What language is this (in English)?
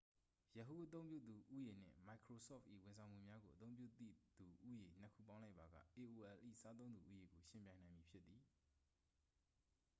Burmese